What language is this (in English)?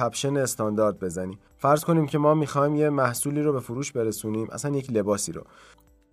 Persian